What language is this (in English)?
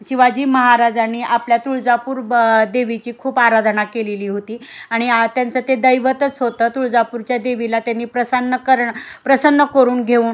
Marathi